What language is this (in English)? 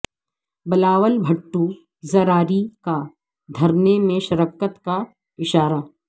Urdu